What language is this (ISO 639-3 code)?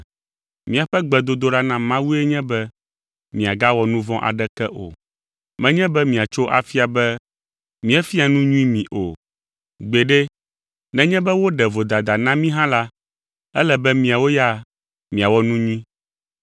ewe